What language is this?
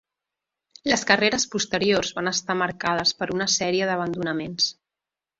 Catalan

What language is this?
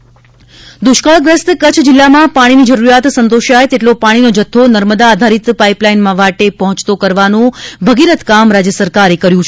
Gujarati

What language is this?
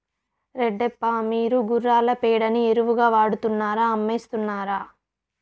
Telugu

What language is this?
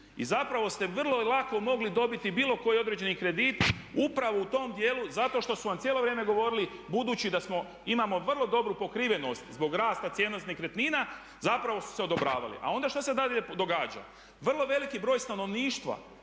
Croatian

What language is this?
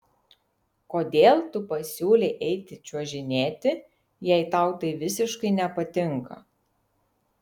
Lithuanian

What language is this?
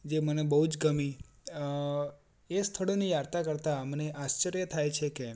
Gujarati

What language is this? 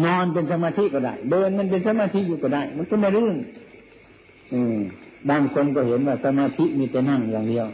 Thai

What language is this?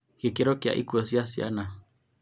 Kikuyu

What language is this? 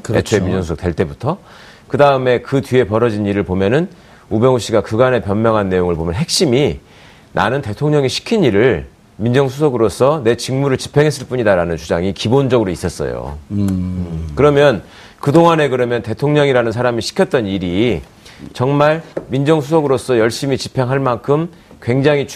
Korean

